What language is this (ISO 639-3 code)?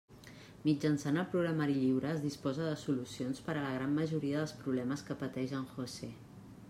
cat